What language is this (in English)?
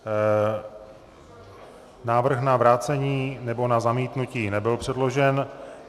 Czech